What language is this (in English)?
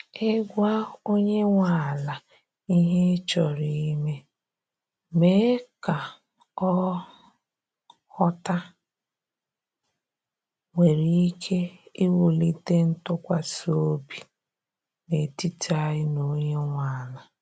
Igbo